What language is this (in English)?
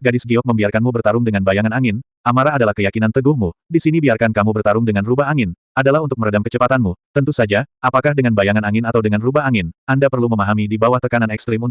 Indonesian